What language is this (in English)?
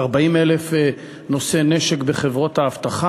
Hebrew